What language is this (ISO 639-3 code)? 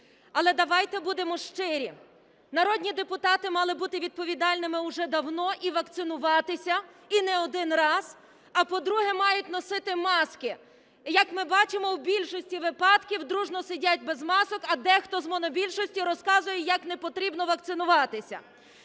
ukr